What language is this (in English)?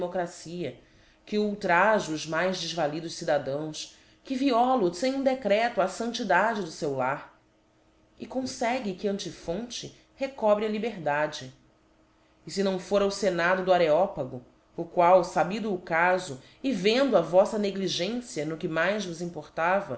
Portuguese